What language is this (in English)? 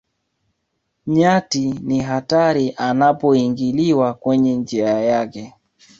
Swahili